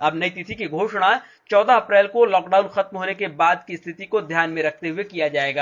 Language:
Hindi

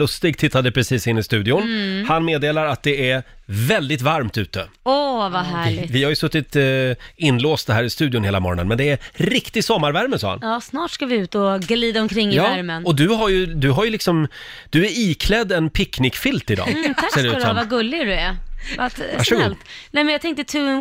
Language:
Swedish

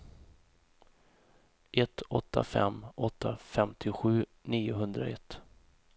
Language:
Swedish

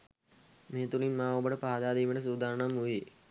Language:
Sinhala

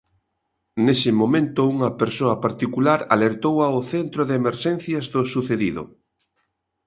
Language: Galician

